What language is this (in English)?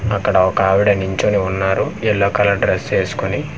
Telugu